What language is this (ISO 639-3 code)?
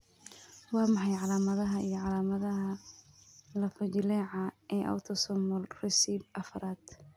som